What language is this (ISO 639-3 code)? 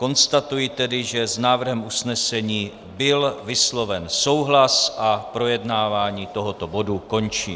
ces